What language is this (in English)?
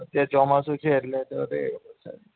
Gujarati